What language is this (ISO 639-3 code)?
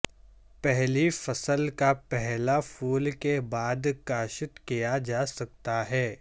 urd